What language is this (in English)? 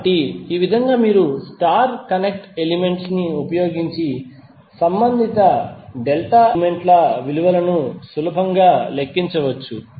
Telugu